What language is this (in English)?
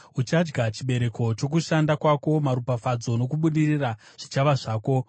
Shona